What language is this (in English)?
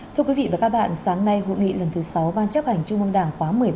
Vietnamese